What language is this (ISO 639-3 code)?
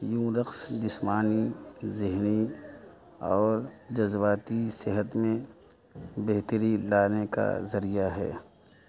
urd